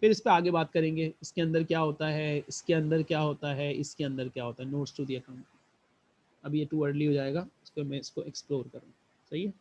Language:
Hindi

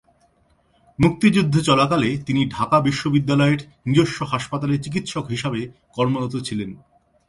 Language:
Bangla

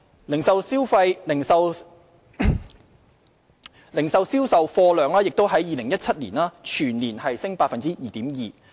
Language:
Cantonese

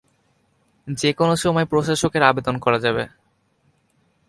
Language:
Bangla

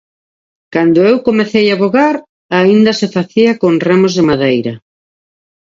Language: Galician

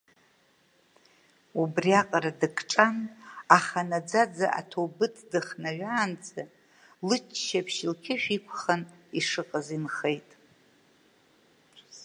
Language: Abkhazian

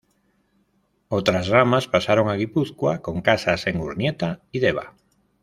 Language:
Spanish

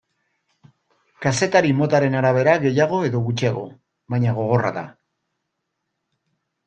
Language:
Basque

